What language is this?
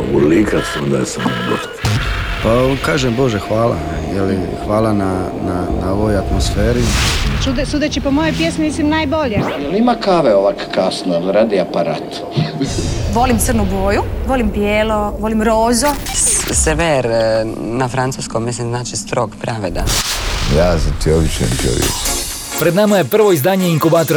Croatian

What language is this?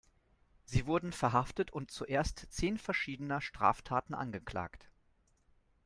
German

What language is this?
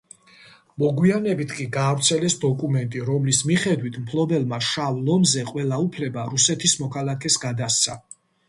Georgian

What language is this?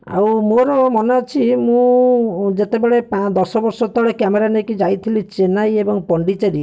Odia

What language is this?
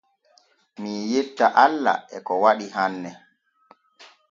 Borgu Fulfulde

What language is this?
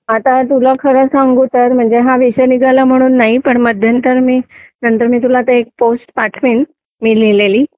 Marathi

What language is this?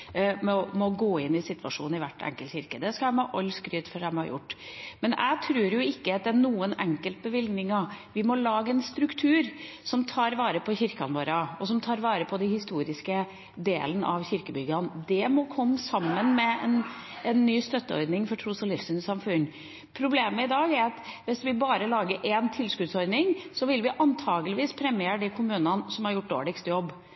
Norwegian Bokmål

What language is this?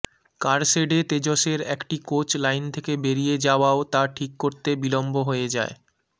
Bangla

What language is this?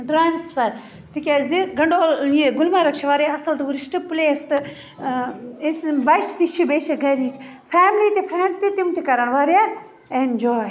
Kashmiri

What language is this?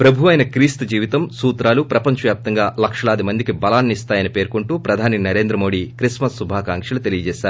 Telugu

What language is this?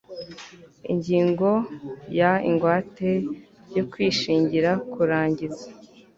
Kinyarwanda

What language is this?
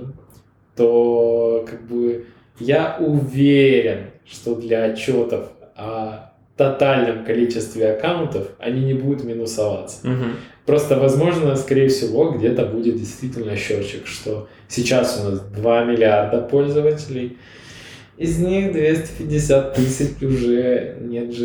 Russian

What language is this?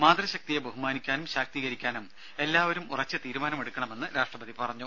Malayalam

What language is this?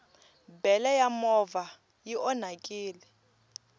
Tsonga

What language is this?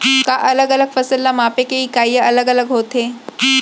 Chhattisgarhi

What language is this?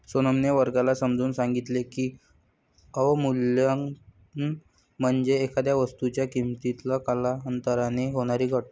Marathi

